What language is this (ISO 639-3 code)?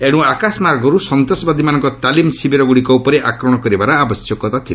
ori